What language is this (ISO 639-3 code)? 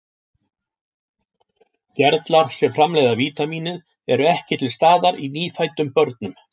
isl